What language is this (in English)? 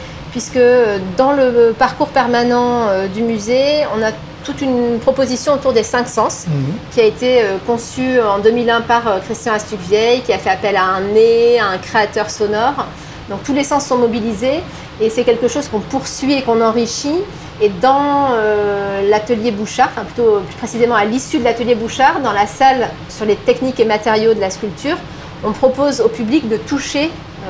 French